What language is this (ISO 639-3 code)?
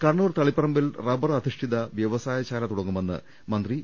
mal